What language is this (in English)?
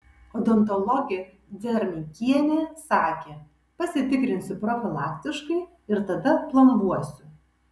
Lithuanian